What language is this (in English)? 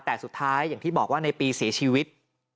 Thai